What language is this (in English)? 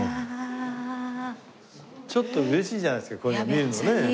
Japanese